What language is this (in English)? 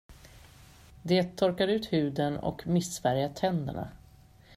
Swedish